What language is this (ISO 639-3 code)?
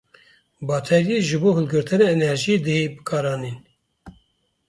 kur